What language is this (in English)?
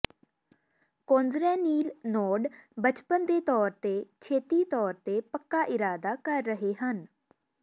Punjabi